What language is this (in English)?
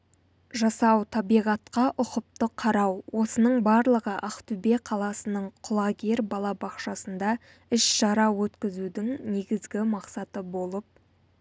Kazakh